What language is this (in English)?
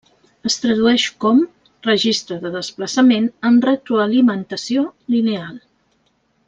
Catalan